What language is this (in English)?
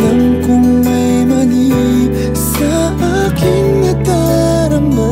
Arabic